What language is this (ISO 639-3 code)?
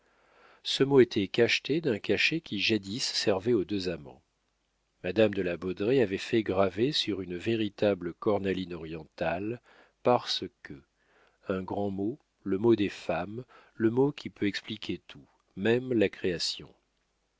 fra